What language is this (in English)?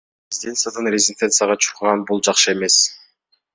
Kyrgyz